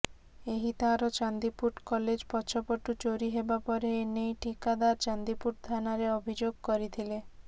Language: Odia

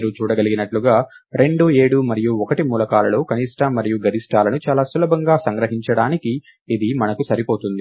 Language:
Telugu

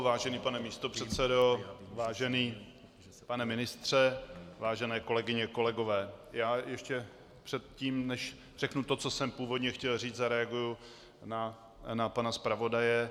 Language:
Czech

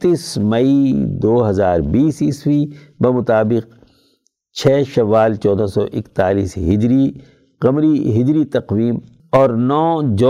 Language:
Urdu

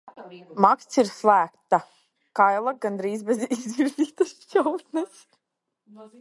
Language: Latvian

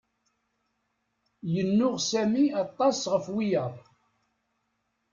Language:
Kabyle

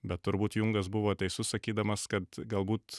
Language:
Lithuanian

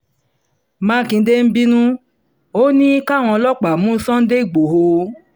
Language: Yoruba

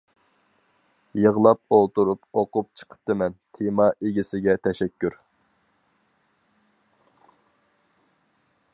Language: Uyghur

